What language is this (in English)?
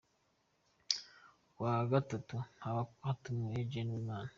Kinyarwanda